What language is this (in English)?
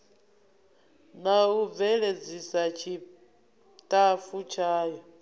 Venda